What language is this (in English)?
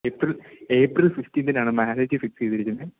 Malayalam